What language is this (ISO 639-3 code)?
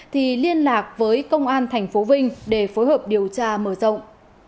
vie